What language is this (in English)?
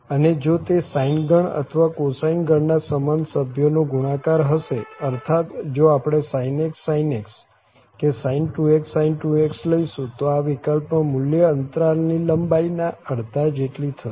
Gujarati